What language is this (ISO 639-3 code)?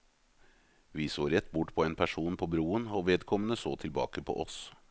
nor